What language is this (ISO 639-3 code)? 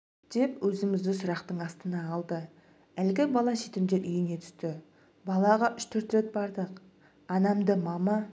kaz